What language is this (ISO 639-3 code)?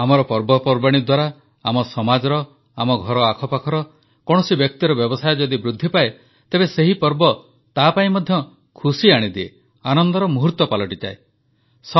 ori